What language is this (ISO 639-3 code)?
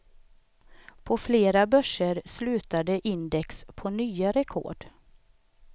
swe